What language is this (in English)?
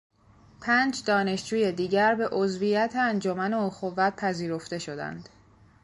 Persian